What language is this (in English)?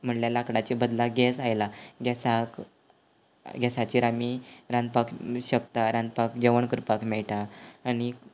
Konkani